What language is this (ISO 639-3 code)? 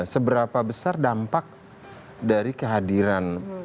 ind